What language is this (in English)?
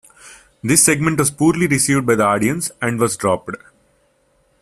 English